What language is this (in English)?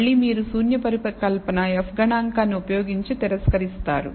Telugu